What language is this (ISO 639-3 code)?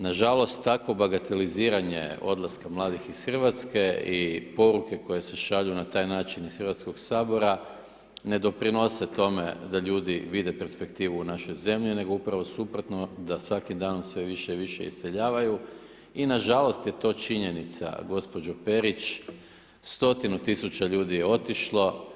hrv